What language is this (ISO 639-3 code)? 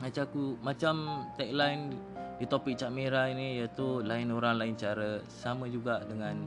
msa